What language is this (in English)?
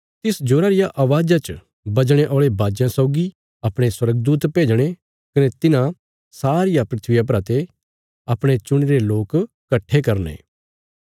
Bilaspuri